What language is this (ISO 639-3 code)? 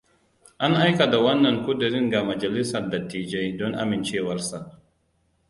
hau